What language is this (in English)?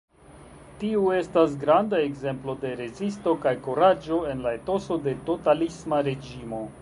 Esperanto